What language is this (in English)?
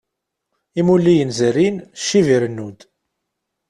Kabyle